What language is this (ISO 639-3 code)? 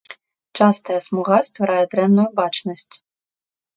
bel